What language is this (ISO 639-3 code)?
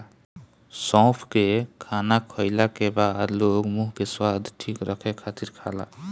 bho